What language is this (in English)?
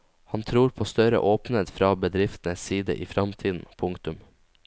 Norwegian